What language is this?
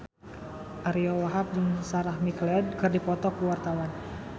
Sundanese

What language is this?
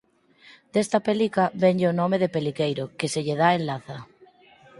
Galician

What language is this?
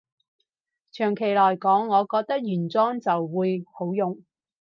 Cantonese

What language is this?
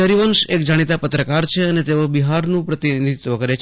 Gujarati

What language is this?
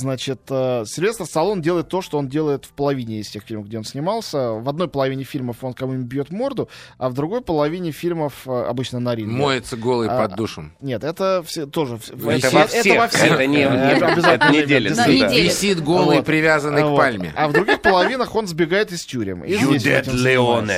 Russian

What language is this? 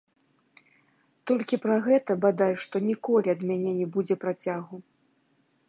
Belarusian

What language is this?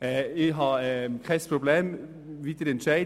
Swiss German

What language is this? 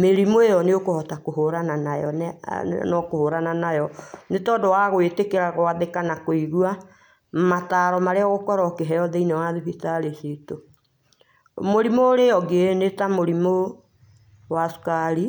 Kikuyu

